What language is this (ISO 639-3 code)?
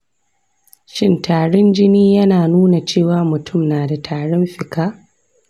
hau